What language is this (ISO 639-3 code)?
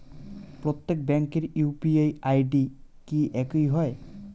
ben